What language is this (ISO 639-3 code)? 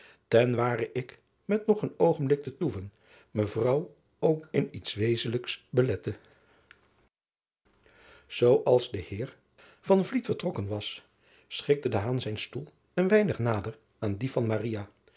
nld